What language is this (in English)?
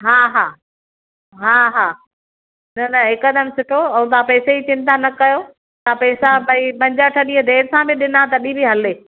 Sindhi